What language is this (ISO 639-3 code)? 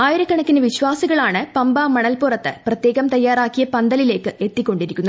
mal